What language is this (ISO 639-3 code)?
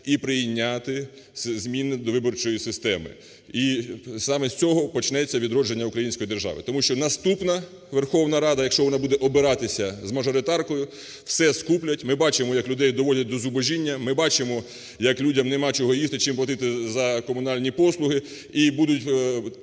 ukr